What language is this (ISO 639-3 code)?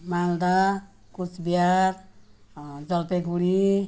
nep